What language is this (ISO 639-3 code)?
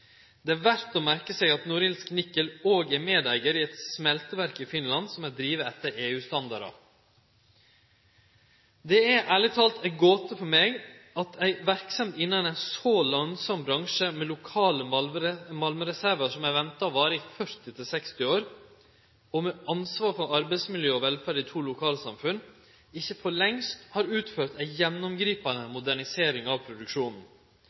nno